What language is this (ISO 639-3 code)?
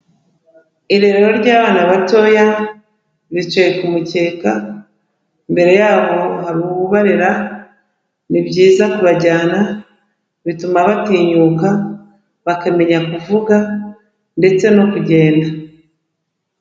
kin